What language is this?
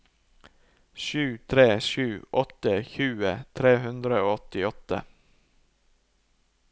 Norwegian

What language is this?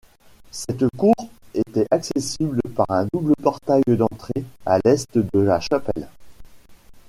French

